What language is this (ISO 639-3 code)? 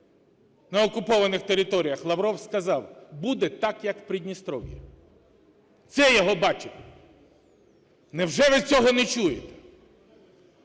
ukr